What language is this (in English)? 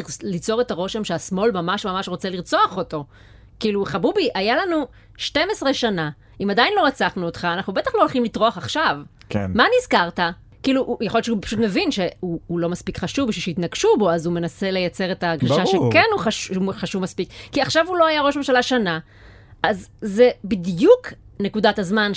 Hebrew